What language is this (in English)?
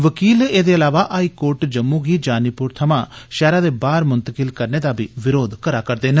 Dogri